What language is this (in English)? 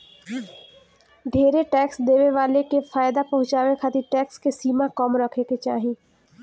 Bhojpuri